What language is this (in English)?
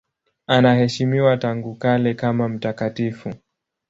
Swahili